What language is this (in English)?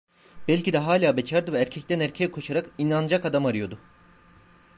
Turkish